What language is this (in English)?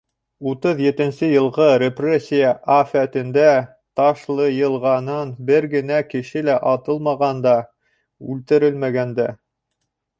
Bashkir